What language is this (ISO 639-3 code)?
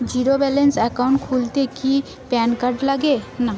ben